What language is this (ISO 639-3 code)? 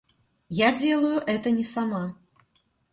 rus